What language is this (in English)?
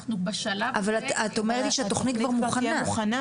Hebrew